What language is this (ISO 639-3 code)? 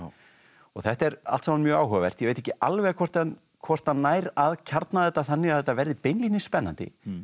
isl